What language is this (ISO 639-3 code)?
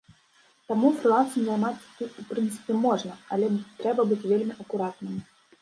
bel